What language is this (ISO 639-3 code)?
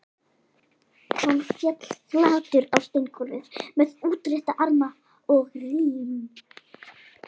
isl